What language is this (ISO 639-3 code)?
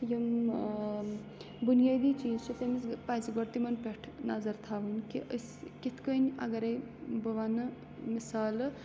kas